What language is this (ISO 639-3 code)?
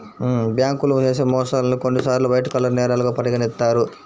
tel